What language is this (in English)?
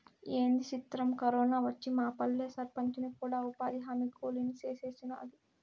Telugu